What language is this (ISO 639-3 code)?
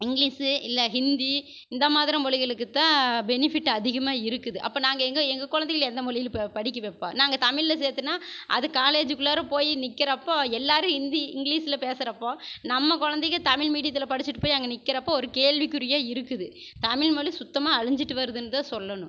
tam